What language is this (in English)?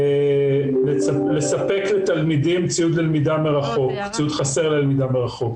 Hebrew